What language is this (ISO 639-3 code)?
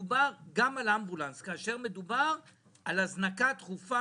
heb